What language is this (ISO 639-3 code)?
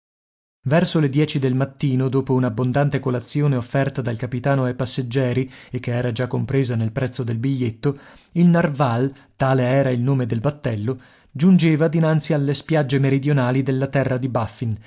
ita